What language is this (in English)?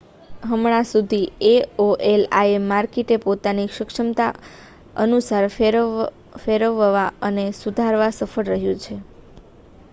Gujarati